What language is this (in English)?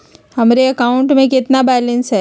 Magahi